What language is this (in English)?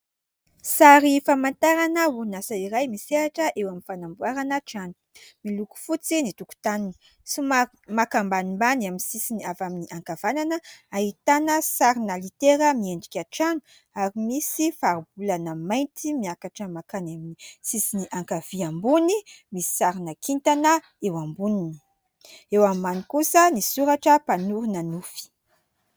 Malagasy